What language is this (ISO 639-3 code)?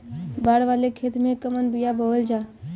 bho